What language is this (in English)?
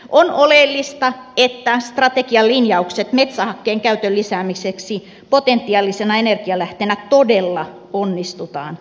Finnish